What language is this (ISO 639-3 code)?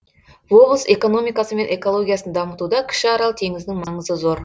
kaz